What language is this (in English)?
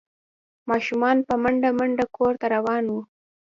Pashto